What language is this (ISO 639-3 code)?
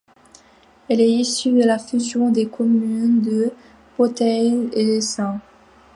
fra